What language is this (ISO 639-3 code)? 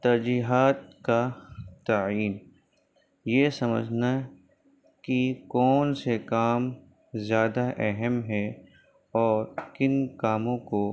urd